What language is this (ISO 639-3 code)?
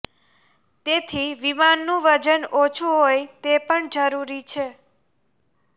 guj